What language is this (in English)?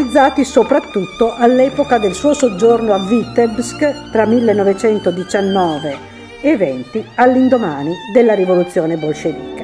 Italian